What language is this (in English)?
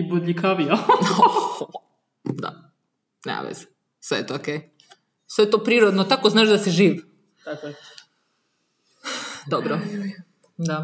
Croatian